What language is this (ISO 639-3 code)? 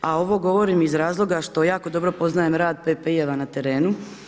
hrv